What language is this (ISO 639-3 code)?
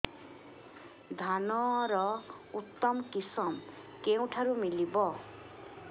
ori